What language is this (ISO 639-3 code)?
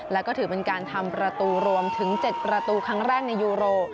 tha